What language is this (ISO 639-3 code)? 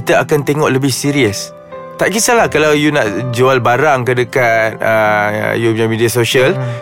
msa